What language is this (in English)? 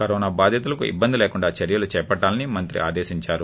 Telugu